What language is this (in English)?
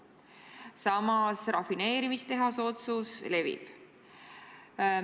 Estonian